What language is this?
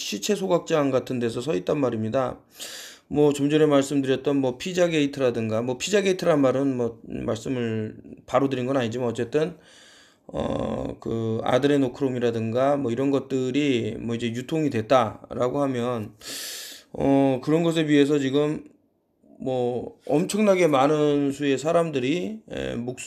Korean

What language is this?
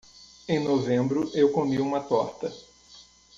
Portuguese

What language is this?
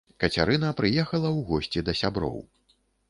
Belarusian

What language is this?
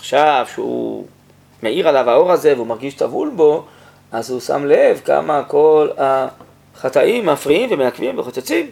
Hebrew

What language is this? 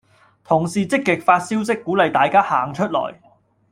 Cantonese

